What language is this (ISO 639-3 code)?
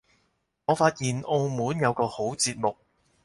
yue